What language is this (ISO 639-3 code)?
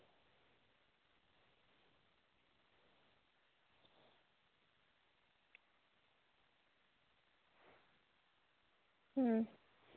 sat